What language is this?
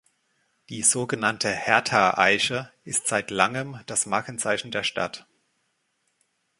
German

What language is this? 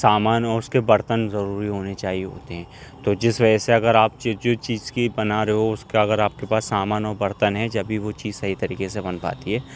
Urdu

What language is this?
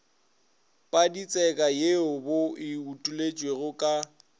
Northern Sotho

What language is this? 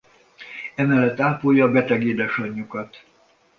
Hungarian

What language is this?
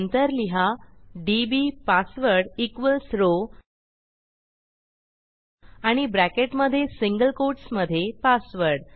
Marathi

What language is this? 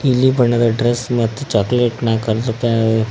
Kannada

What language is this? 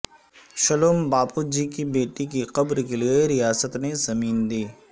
Urdu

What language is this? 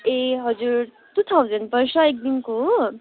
Nepali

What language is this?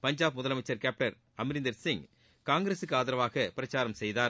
Tamil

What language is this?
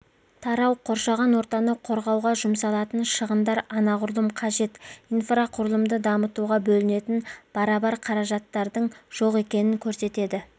Kazakh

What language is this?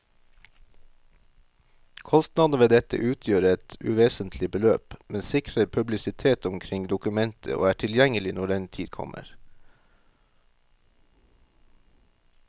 Norwegian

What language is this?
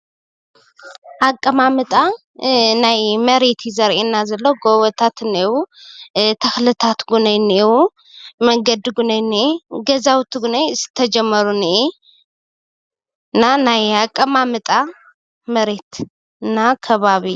Tigrinya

